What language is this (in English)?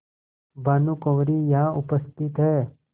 Hindi